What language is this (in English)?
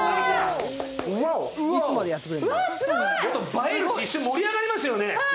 Japanese